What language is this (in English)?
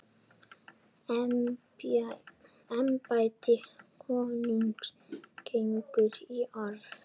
Icelandic